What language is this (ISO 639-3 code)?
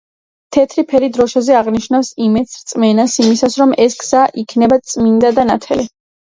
kat